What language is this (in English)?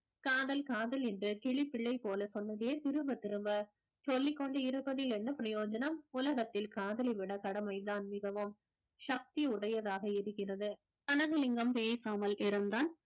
Tamil